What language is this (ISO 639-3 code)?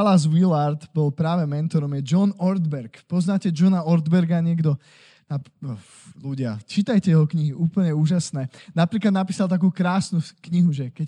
slk